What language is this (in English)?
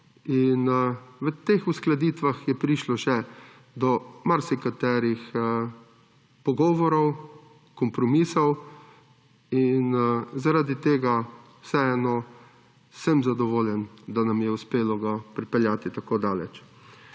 Slovenian